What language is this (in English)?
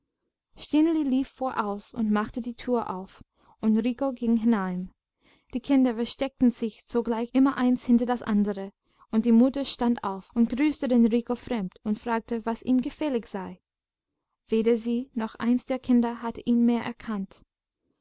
German